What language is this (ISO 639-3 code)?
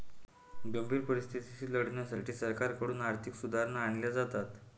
mar